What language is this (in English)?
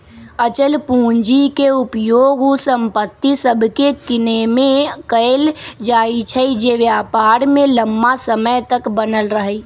Magahi